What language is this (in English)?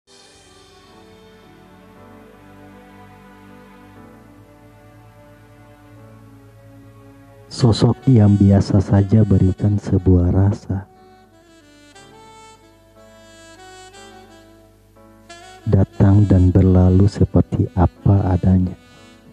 Indonesian